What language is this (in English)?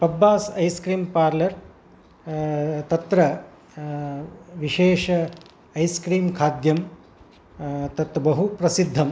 Sanskrit